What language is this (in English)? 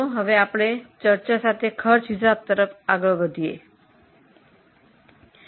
Gujarati